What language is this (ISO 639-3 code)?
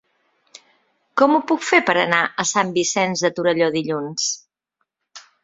cat